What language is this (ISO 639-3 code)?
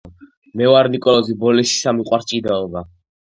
kat